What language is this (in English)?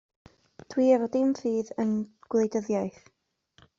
Welsh